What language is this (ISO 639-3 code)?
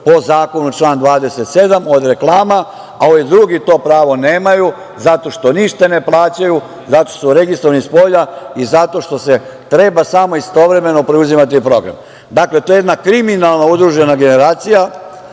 srp